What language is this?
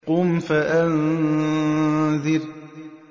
Arabic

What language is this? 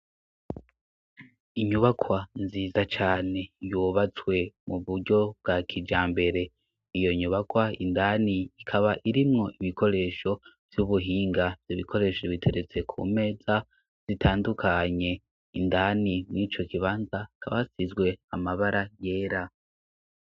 Rundi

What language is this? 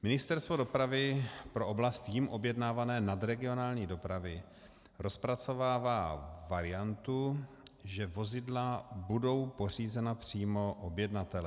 Czech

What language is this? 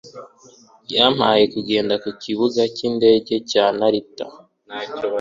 Kinyarwanda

